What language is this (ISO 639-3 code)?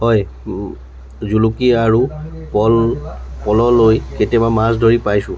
asm